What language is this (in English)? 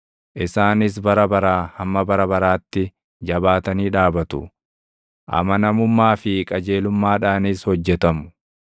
Oromo